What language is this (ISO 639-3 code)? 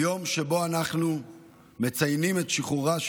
heb